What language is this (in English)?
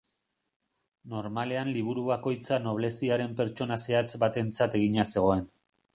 Basque